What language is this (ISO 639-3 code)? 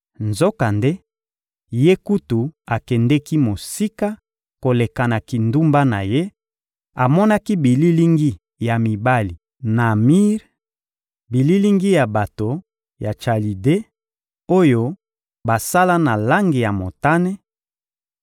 lin